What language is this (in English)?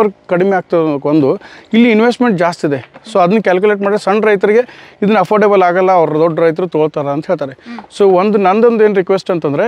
Romanian